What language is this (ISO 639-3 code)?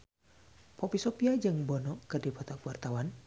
sun